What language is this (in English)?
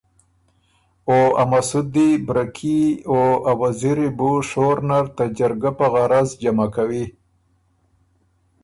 Ormuri